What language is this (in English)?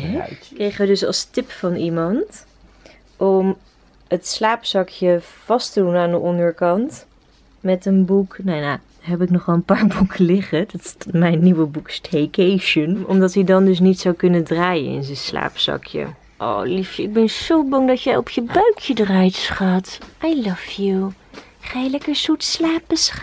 Dutch